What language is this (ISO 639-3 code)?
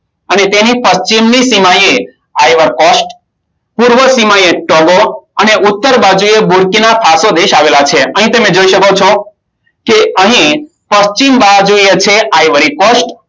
guj